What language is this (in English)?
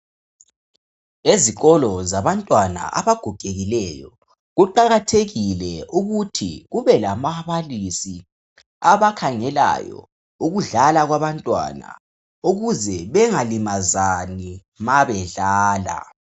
North Ndebele